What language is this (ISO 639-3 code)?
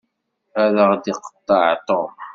kab